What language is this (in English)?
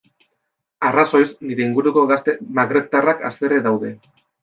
Basque